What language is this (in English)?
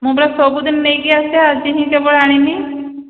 Odia